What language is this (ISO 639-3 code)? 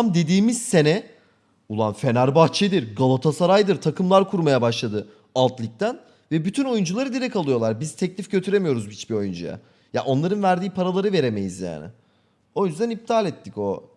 tur